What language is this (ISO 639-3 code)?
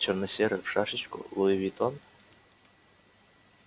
rus